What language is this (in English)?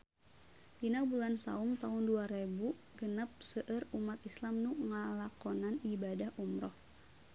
Sundanese